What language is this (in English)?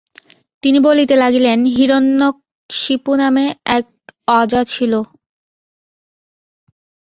Bangla